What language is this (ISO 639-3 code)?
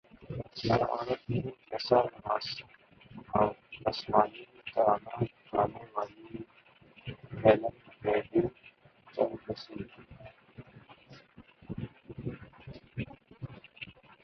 urd